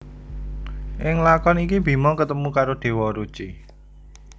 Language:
Javanese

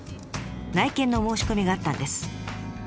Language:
Japanese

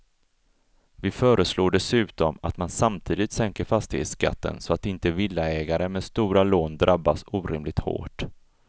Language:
Swedish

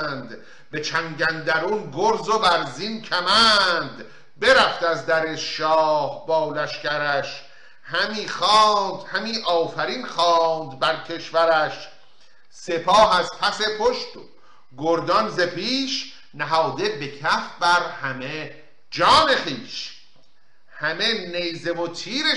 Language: Persian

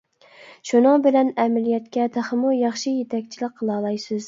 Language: Uyghur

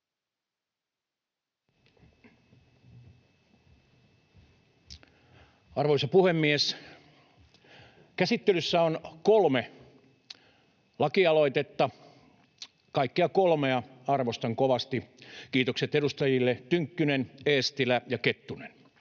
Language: Finnish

